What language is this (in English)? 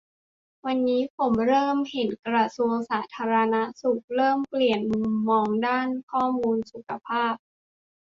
Thai